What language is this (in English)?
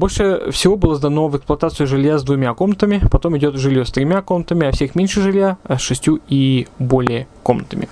Russian